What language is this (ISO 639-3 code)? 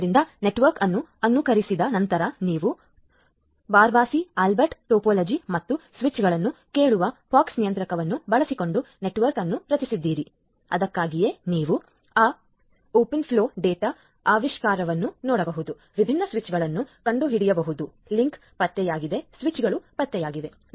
kan